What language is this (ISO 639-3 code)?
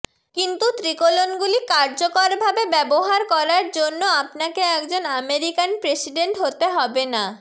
ben